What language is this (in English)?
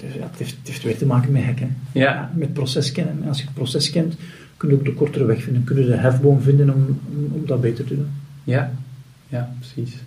Dutch